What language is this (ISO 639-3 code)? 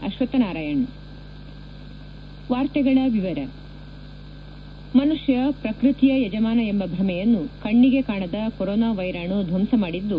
kan